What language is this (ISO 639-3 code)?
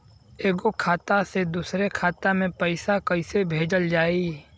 bho